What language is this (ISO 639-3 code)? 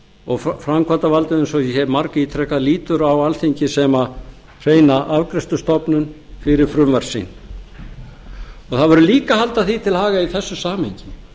isl